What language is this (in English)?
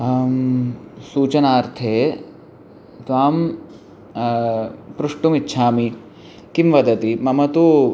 Sanskrit